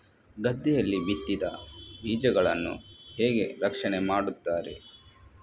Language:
Kannada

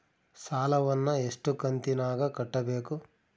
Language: Kannada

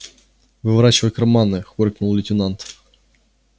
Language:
Russian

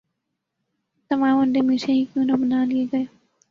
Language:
Urdu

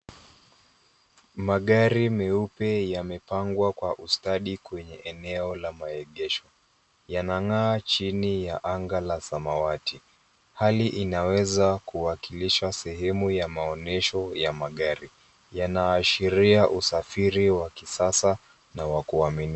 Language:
Swahili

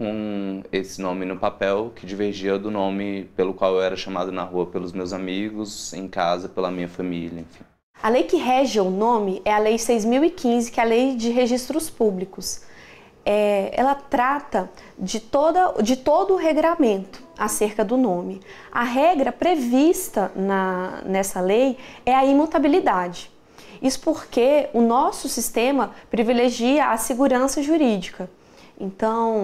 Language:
Portuguese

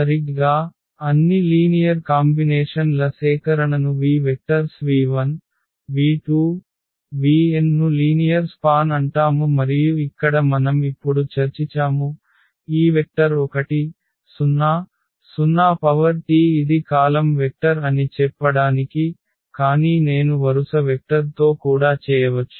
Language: Telugu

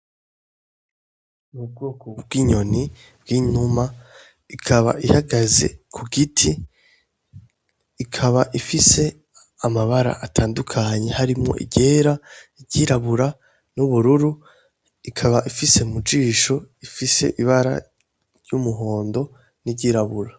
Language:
Rundi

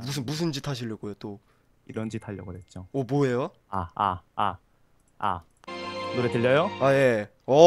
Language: Korean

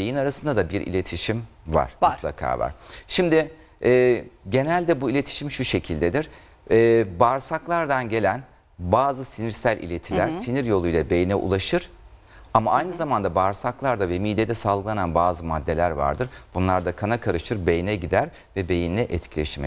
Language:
Turkish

